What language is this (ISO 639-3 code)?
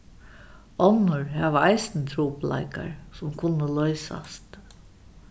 fao